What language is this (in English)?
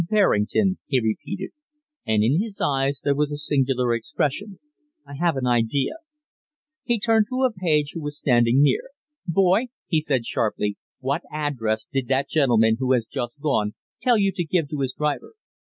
English